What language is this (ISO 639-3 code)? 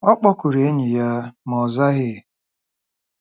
ibo